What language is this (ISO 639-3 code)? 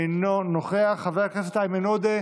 heb